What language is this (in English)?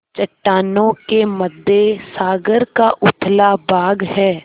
Hindi